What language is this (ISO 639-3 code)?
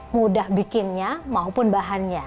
ind